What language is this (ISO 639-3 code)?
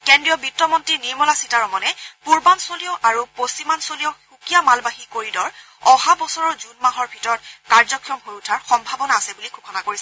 asm